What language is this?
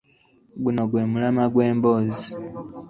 Ganda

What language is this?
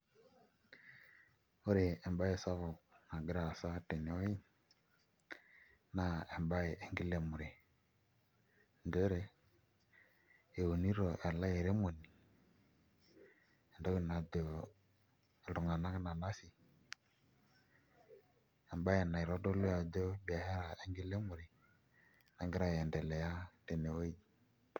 Masai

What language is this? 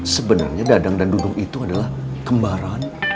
Indonesian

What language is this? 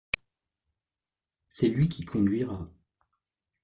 French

